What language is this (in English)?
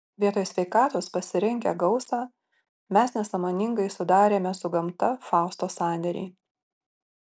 Lithuanian